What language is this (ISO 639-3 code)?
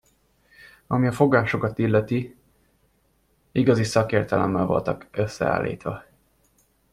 hun